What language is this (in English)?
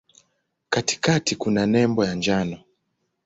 Swahili